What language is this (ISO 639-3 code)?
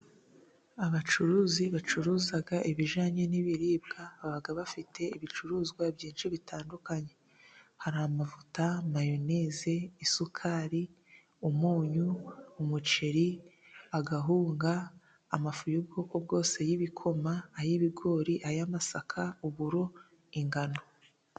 kin